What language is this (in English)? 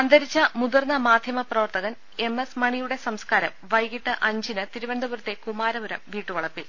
Malayalam